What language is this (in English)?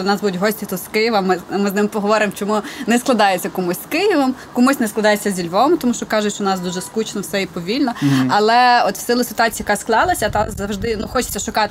Ukrainian